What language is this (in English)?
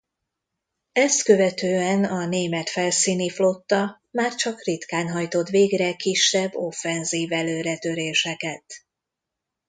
Hungarian